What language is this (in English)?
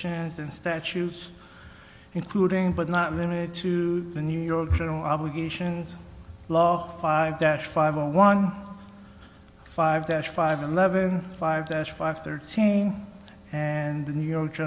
English